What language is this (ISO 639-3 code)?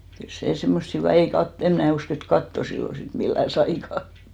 fin